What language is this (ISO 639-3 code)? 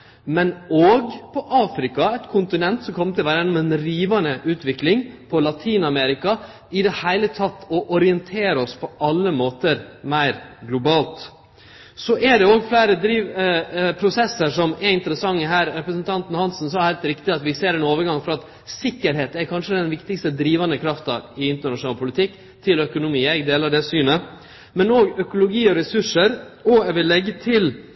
nno